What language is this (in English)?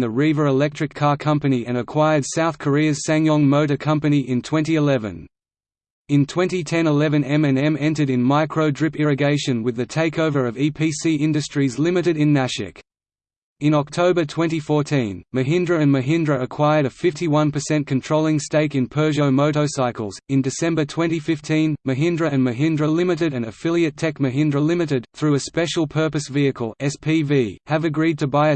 English